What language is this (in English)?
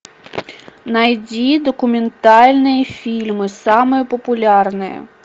Russian